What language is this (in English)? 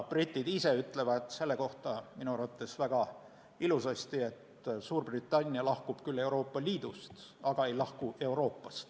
Estonian